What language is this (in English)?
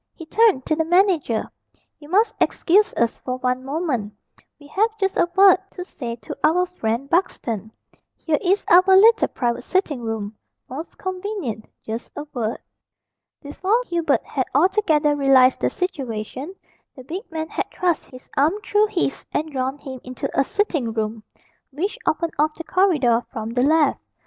English